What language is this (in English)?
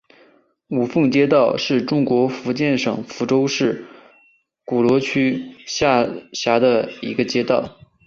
Chinese